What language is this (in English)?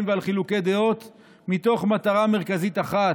Hebrew